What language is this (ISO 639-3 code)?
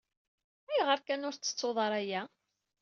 kab